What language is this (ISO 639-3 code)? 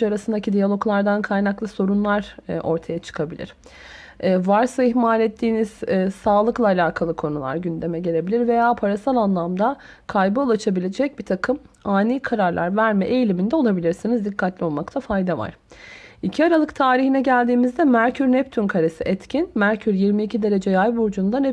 tur